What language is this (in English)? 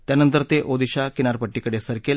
Marathi